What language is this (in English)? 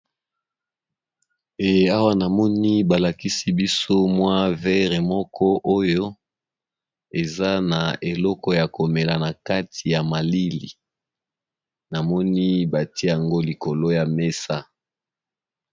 Lingala